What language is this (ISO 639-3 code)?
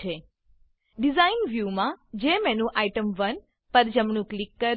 guj